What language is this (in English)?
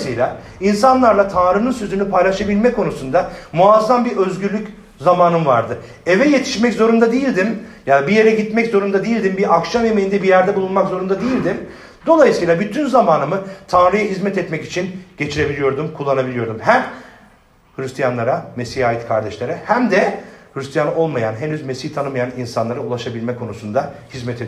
Turkish